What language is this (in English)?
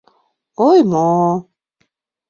Mari